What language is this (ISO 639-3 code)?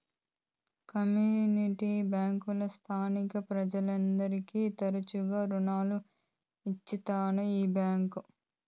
tel